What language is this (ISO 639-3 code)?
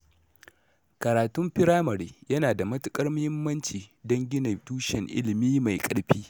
hau